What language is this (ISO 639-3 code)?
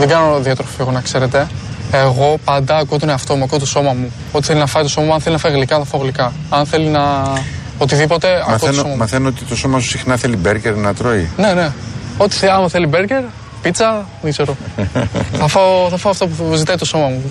ell